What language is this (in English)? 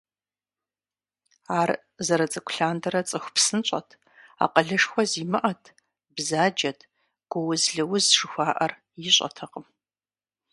Kabardian